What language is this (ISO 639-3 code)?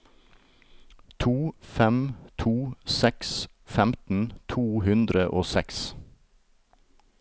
nor